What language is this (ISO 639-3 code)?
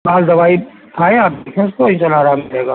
urd